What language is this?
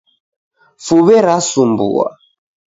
Taita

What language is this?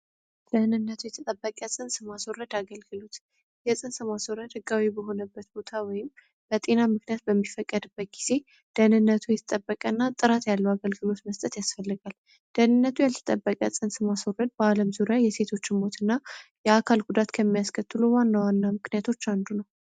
Amharic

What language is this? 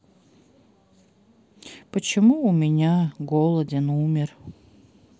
Russian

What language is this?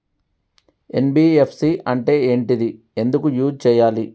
Telugu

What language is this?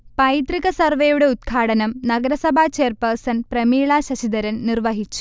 Malayalam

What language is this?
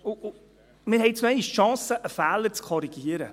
Swiss German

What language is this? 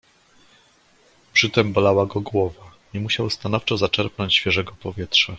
Polish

